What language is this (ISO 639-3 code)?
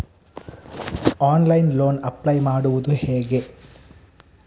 kan